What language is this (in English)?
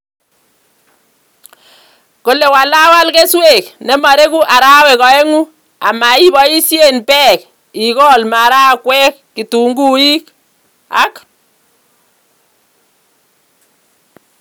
Kalenjin